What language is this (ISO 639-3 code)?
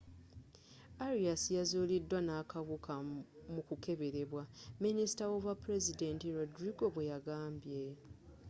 lug